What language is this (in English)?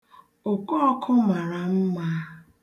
Igbo